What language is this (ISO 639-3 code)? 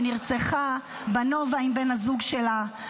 heb